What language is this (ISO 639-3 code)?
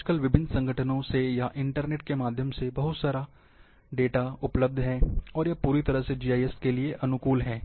hin